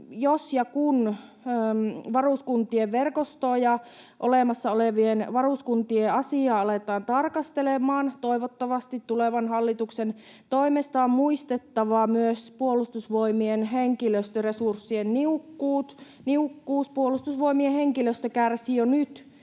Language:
Finnish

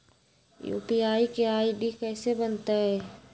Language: Magahi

